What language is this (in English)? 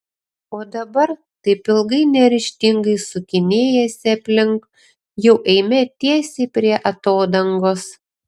Lithuanian